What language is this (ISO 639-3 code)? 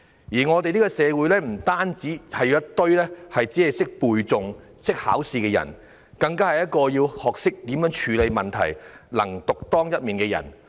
yue